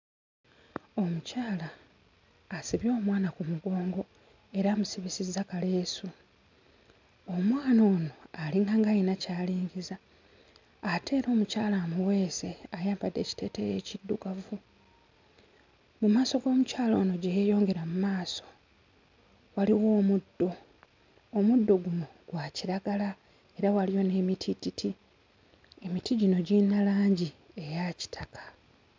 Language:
Ganda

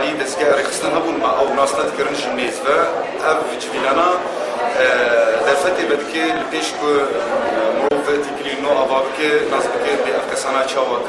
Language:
Arabic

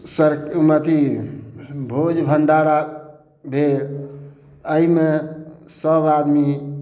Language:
Maithili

